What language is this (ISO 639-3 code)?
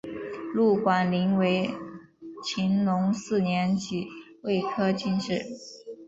zho